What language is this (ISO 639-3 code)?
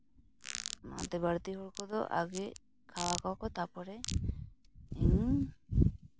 sat